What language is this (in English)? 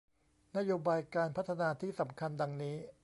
Thai